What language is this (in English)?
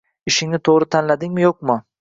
Uzbek